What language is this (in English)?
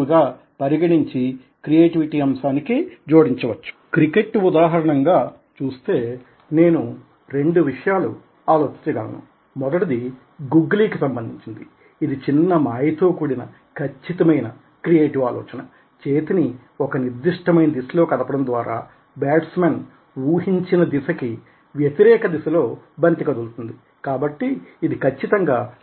Telugu